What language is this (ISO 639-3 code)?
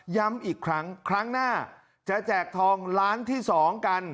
tha